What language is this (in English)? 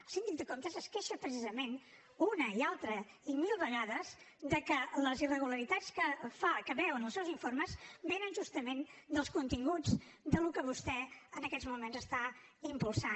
Catalan